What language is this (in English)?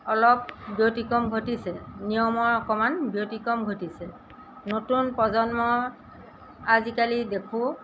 Assamese